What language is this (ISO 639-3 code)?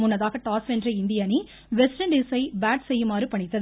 tam